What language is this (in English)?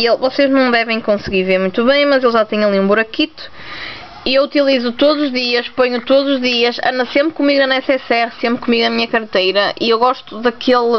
Portuguese